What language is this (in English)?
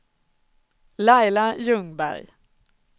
Swedish